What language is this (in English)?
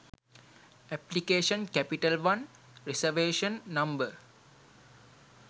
Sinhala